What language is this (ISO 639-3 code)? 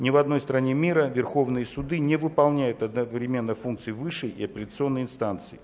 rus